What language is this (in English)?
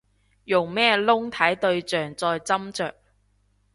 Cantonese